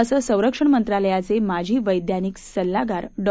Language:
Marathi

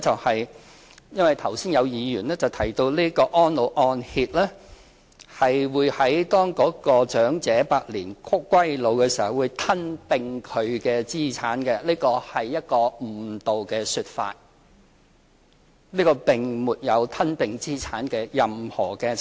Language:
Cantonese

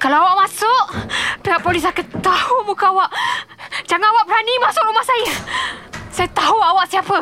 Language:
Malay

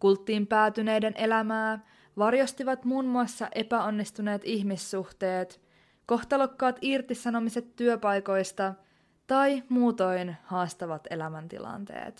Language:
Finnish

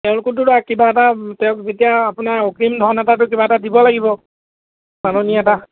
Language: Assamese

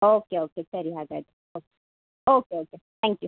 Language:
Kannada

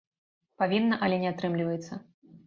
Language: Belarusian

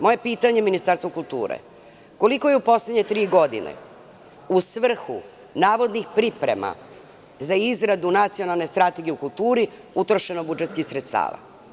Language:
Serbian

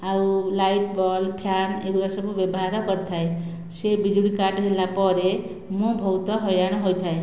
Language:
Odia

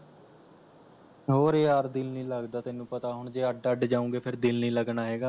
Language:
Punjabi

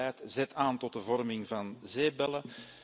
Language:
Dutch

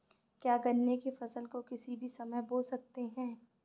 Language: Hindi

